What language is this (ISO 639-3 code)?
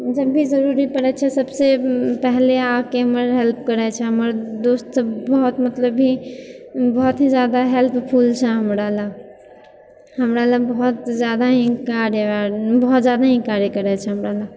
mai